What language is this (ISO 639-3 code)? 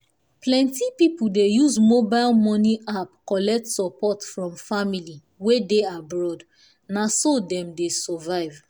pcm